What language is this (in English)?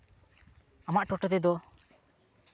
Santali